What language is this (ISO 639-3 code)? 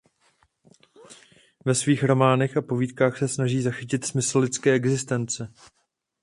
ces